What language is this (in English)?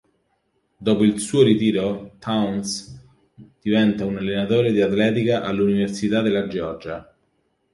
Italian